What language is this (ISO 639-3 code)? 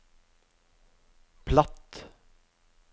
nor